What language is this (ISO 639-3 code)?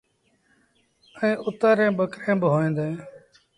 sbn